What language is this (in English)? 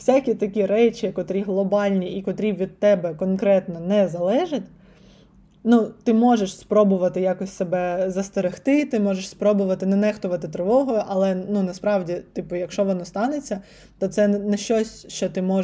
Ukrainian